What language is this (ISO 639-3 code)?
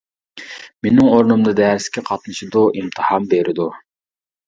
uig